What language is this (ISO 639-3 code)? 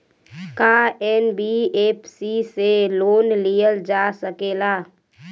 bho